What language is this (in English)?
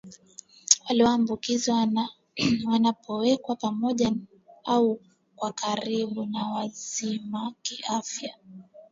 Swahili